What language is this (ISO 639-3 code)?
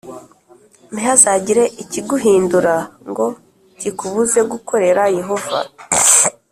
kin